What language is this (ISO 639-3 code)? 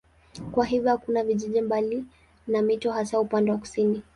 swa